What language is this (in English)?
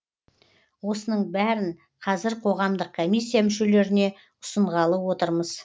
Kazakh